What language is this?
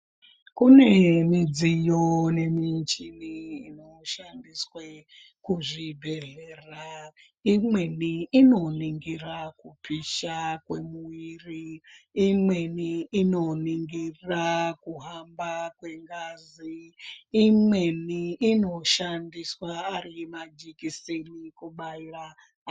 Ndau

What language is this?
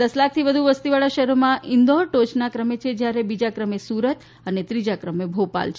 Gujarati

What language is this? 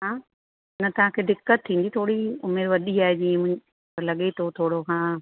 Sindhi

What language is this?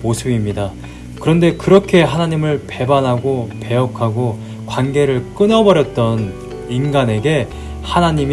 Korean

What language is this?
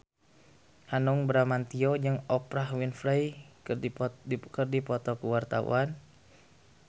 Sundanese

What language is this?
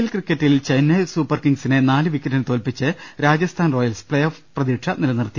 Malayalam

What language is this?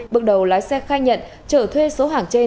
Vietnamese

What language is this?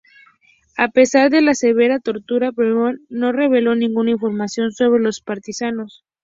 Spanish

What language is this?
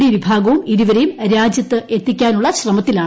Malayalam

